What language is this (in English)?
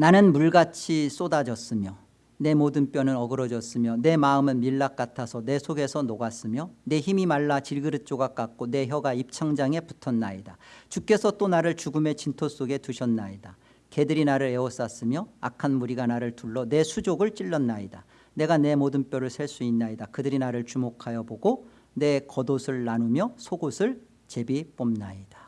Korean